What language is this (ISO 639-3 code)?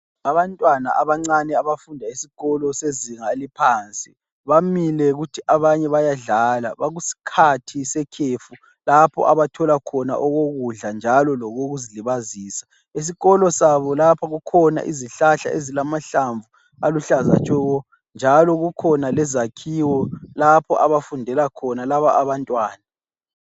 nde